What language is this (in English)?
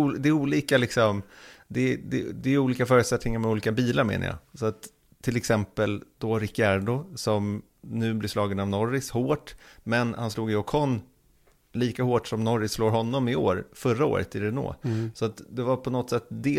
Swedish